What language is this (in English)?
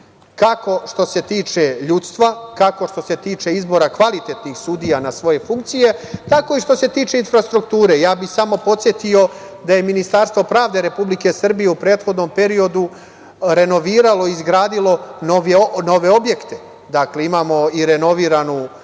Serbian